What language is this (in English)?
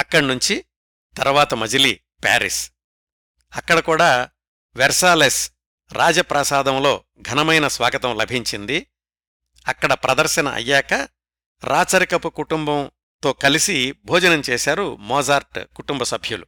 Telugu